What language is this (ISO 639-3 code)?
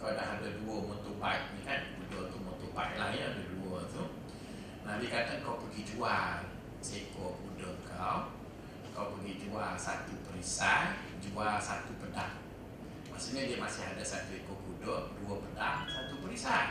msa